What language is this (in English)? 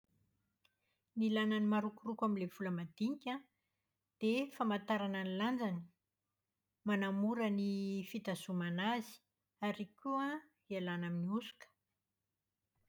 Malagasy